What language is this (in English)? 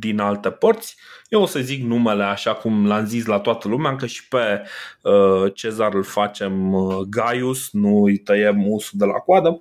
Romanian